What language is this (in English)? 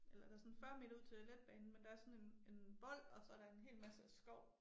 Danish